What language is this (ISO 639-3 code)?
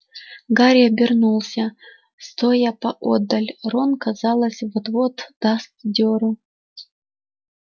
rus